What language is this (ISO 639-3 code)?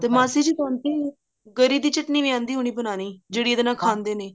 pan